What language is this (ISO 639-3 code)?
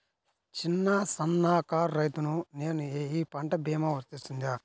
tel